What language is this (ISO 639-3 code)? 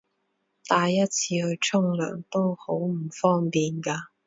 yue